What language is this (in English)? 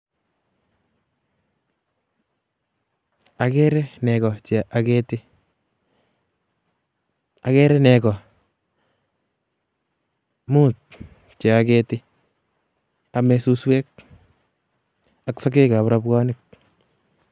Kalenjin